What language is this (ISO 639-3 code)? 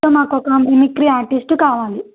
tel